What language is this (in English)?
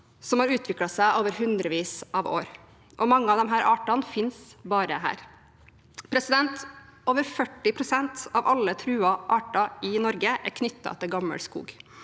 Norwegian